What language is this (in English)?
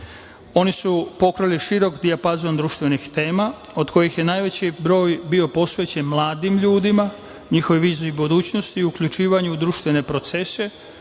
Serbian